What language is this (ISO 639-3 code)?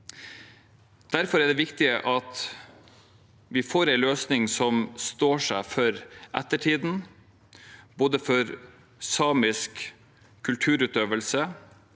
nor